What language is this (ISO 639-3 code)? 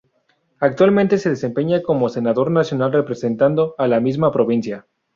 spa